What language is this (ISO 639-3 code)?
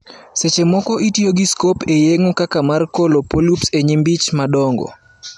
luo